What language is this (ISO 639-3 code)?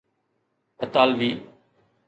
snd